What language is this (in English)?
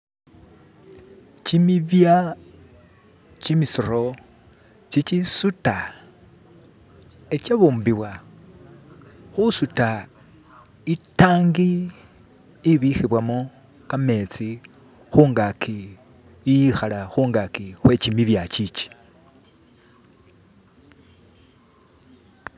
Masaaba